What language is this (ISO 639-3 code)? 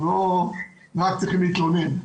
heb